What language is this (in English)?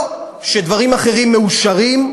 Hebrew